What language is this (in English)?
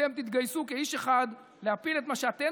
Hebrew